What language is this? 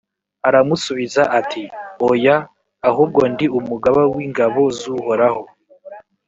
Kinyarwanda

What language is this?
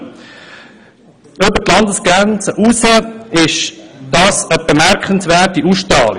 Swiss German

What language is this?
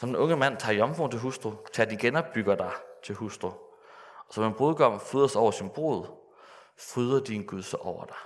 Danish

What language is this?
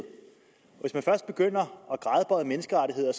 Danish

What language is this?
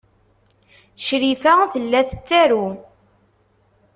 Kabyle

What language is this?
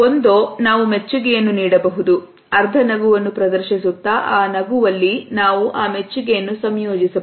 Kannada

